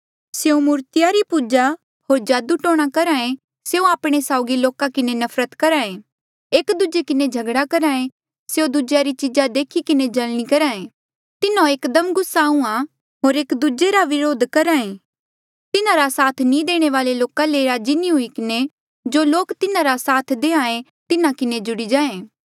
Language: Mandeali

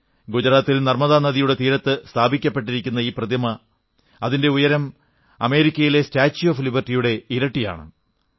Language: Malayalam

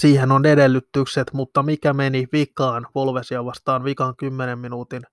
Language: Finnish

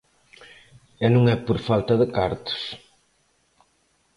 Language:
Galician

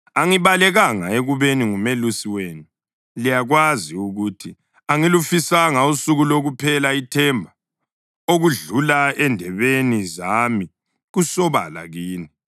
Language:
North Ndebele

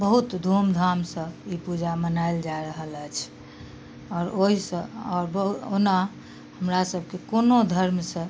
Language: Maithili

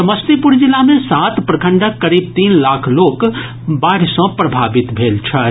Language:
Maithili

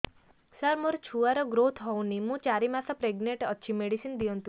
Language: Odia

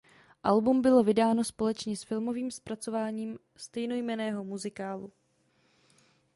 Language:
Czech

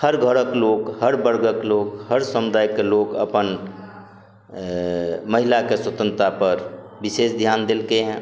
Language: Maithili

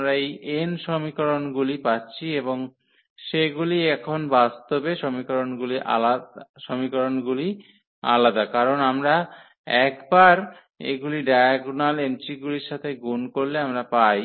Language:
Bangla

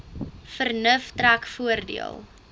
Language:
Afrikaans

